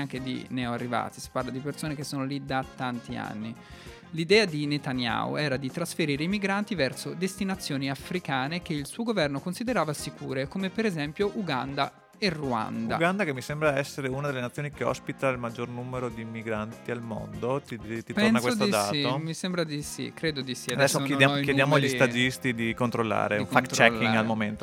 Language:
Italian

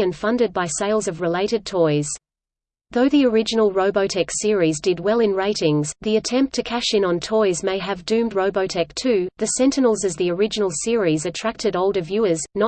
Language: English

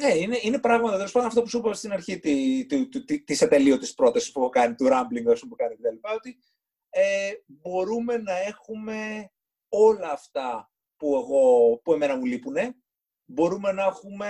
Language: Greek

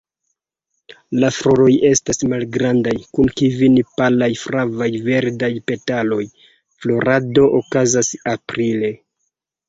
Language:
Esperanto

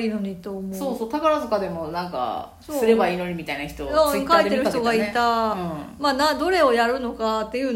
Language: Japanese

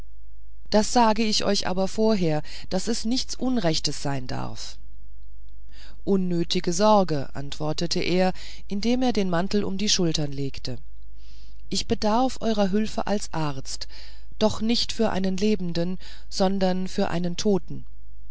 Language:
German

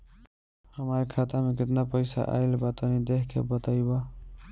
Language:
Bhojpuri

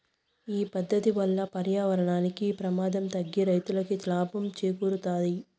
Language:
Telugu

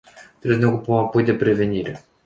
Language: Romanian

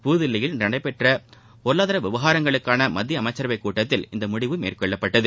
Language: Tamil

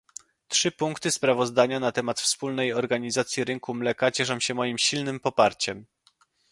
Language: Polish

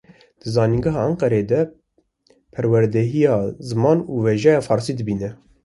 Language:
Kurdish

